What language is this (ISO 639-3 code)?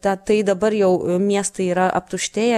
lit